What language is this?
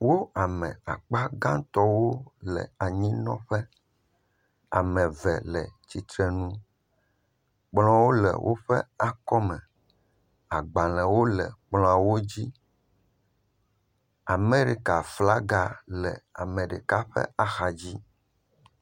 Ewe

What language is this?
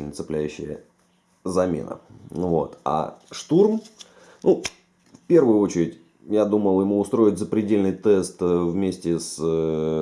Russian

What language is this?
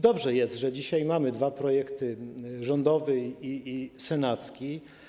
Polish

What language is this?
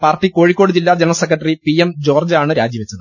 Malayalam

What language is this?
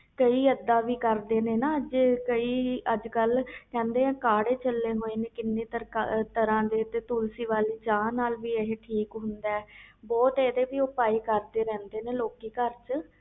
Punjabi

